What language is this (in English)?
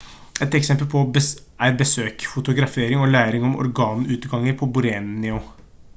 Norwegian Bokmål